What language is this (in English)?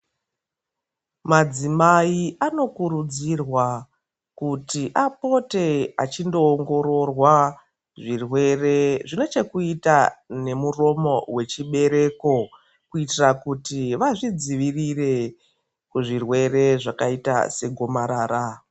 Ndau